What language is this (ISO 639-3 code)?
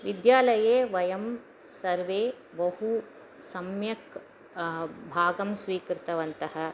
san